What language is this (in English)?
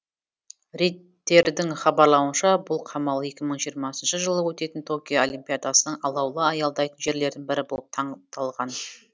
Kazakh